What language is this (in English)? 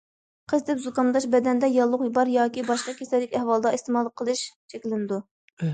Uyghur